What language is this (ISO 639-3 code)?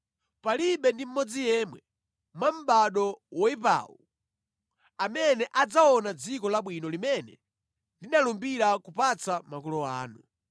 nya